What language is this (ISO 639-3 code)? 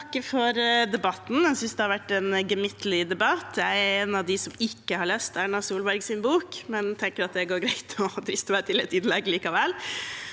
nor